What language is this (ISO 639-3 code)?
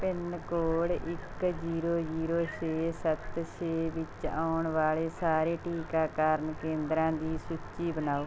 pan